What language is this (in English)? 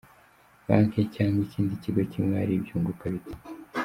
Kinyarwanda